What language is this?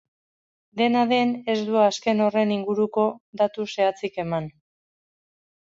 Basque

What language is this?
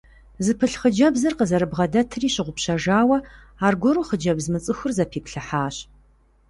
Kabardian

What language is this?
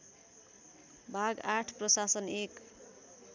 Nepali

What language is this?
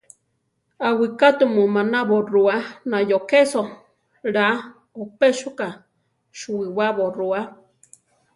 Central Tarahumara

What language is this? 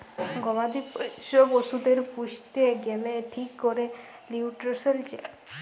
Bangla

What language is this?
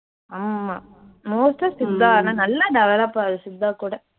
Tamil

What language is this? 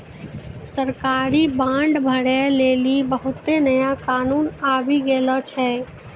Maithili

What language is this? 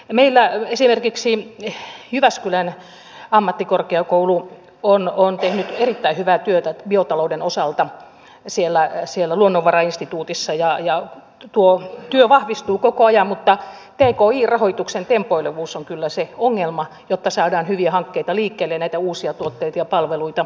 Finnish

